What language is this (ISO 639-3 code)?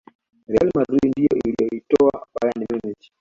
swa